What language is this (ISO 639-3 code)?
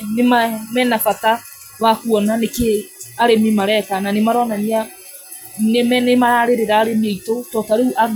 kik